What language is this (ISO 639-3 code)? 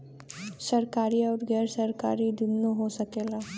bho